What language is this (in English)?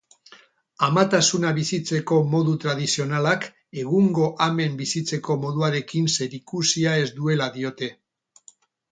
Basque